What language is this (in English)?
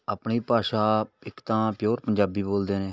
Punjabi